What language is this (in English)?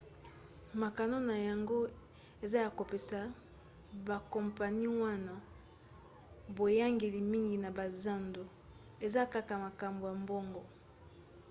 Lingala